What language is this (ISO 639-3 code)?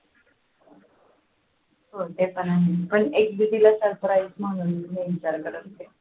mar